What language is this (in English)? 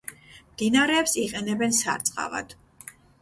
Georgian